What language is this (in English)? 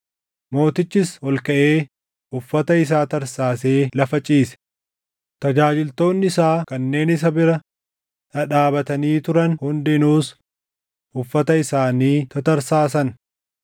Oromo